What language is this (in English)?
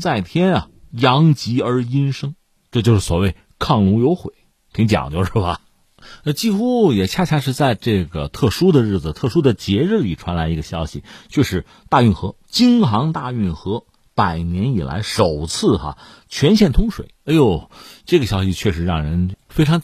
Chinese